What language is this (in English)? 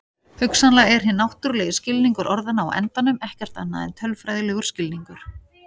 Icelandic